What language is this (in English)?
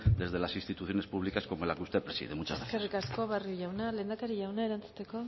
Spanish